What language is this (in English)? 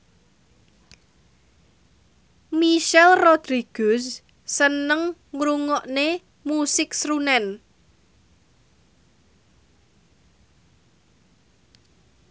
Javanese